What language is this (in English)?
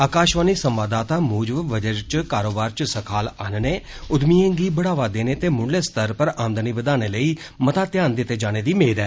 Dogri